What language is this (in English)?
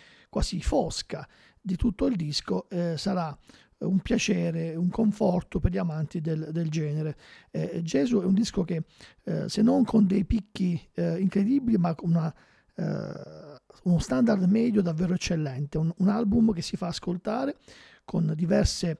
Italian